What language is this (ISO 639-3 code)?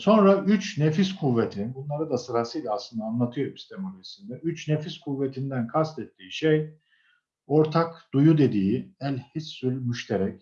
tur